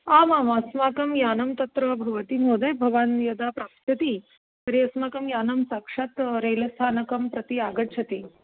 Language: Sanskrit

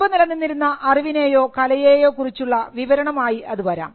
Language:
Malayalam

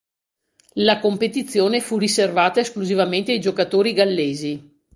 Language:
Italian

